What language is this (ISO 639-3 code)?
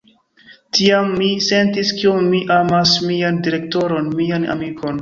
epo